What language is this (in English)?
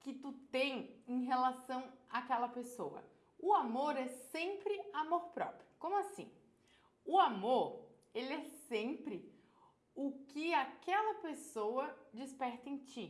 Portuguese